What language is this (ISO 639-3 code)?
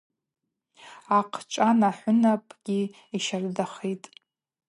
abq